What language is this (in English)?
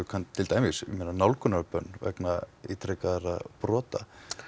Icelandic